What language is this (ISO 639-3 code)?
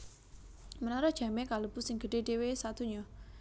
jav